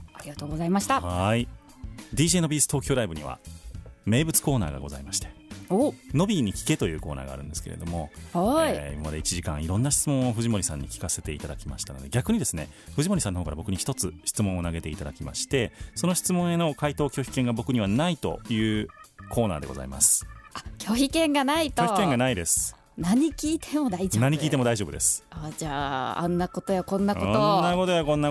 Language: Japanese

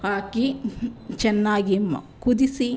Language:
Kannada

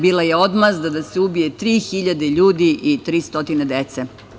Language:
Serbian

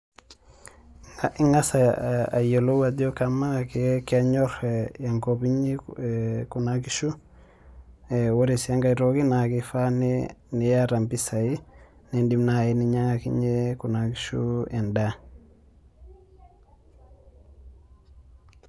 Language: Masai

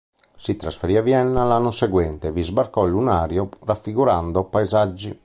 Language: Italian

